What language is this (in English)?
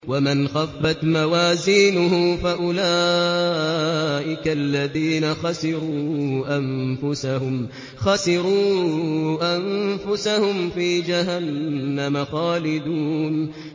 Arabic